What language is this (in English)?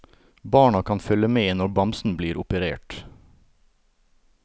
Norwegian